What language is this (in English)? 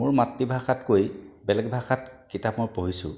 Assamese